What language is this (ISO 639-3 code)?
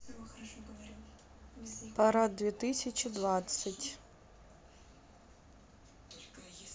rus